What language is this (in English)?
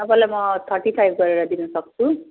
Nepali